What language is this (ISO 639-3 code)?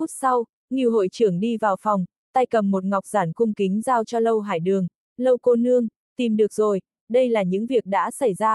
vie